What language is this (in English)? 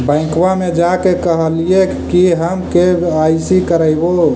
Magahi